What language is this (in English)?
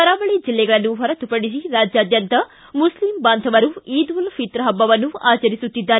Kannada